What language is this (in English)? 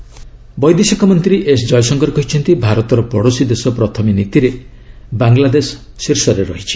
Odia